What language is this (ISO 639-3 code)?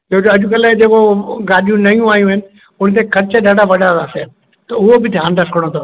snd